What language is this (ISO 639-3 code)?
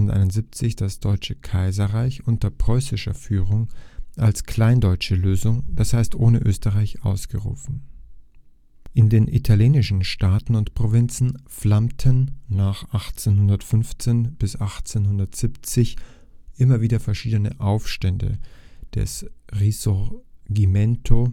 deu